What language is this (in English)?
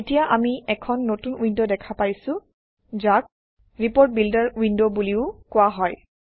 Assamese